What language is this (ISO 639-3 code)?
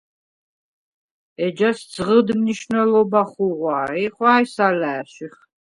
sva